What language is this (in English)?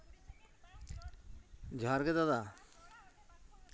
Santali